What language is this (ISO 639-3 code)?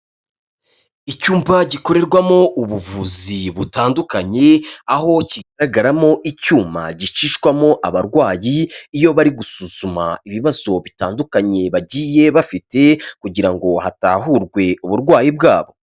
kin